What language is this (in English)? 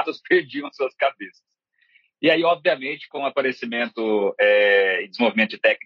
Portuguese